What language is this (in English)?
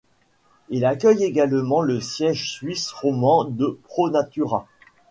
French